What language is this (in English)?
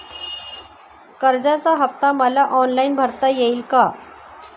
Marathi